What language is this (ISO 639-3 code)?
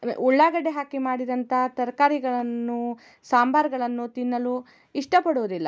kan